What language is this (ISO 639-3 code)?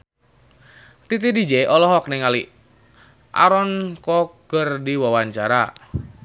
sun